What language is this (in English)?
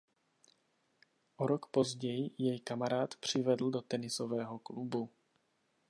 Czech